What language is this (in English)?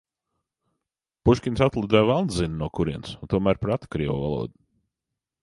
Latvian